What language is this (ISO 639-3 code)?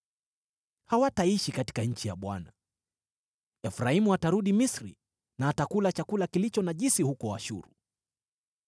swa